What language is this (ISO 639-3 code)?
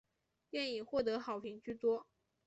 zho